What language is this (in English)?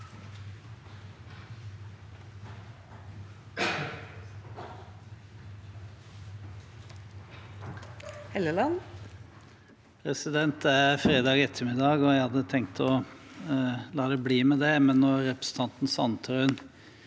Norwegian